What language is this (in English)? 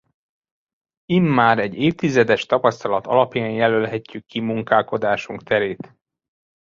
Hungarian